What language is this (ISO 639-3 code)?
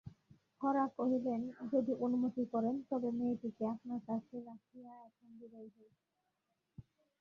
ben